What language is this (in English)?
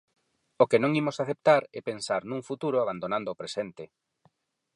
Galician